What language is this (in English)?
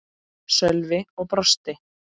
Icelandic